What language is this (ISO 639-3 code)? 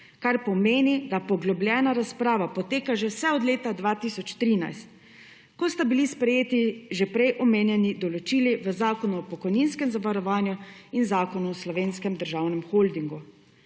slv